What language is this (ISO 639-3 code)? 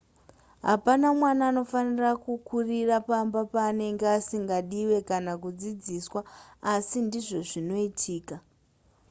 sna